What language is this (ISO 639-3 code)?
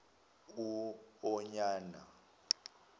zul